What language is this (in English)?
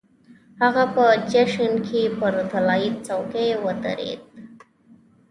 Pashto